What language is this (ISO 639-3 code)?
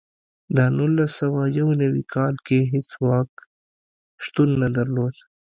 pus